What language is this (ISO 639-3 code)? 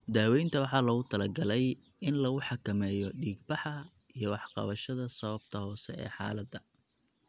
som